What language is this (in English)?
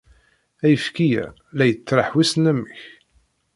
Kabyle